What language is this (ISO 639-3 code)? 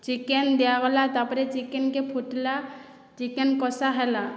ori